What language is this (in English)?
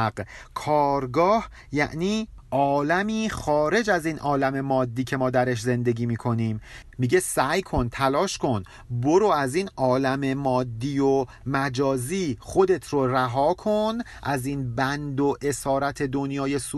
Persian